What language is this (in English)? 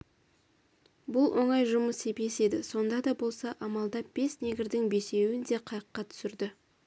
Kazakh